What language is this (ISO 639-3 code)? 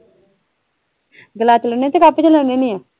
pan